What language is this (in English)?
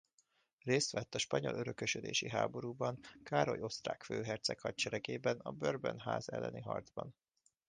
Hungarian